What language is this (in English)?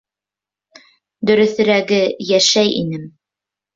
Bashkir